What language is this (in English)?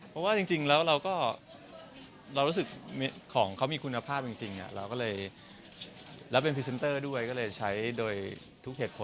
Thai